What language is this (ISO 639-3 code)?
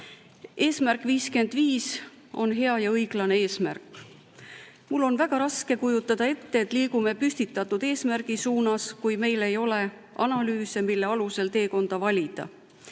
est